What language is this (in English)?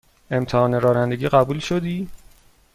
Persian